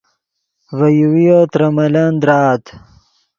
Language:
Yidgha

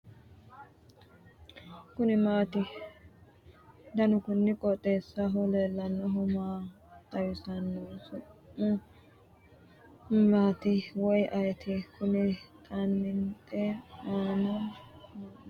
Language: Sidamo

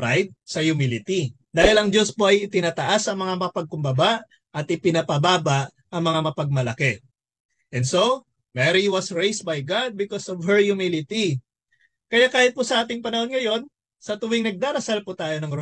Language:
Filipino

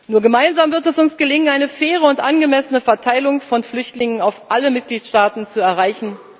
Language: German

